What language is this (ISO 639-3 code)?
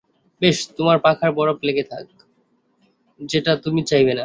ben